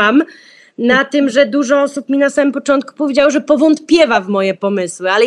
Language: Polish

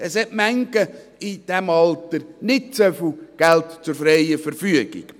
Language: Swiss German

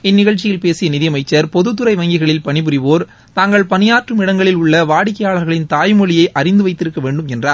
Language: Tamil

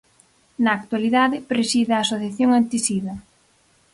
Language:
Galician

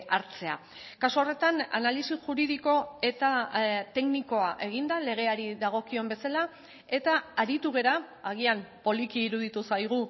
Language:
Basque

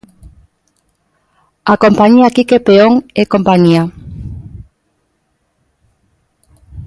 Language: Galician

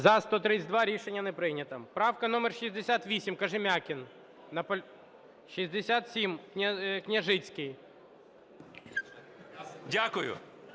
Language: Ukrainian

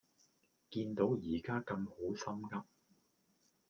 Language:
Cantonese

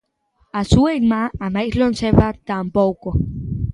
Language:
Galician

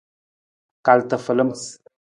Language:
Nawdm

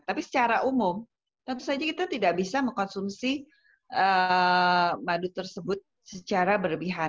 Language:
Indonesian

